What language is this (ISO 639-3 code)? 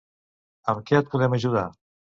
cat